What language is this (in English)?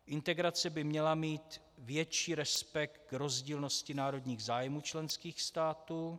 Czech